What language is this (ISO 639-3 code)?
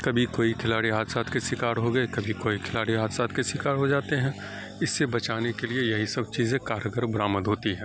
urd